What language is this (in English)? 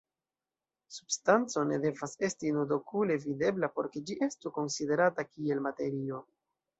Esperanto